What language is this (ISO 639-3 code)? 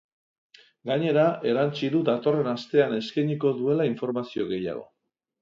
eus